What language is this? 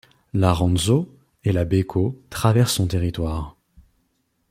French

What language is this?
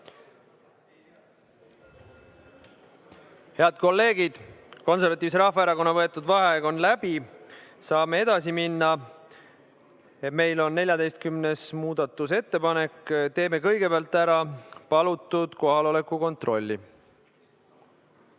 Estonian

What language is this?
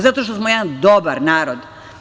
Serbian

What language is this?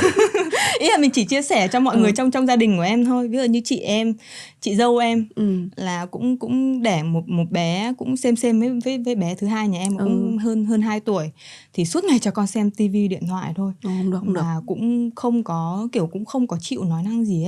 Vietnamese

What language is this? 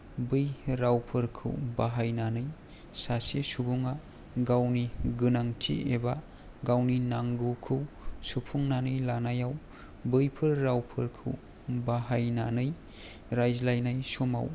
Bodo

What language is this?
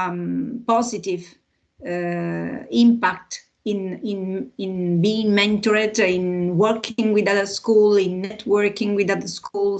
English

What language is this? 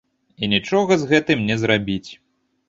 Belarusian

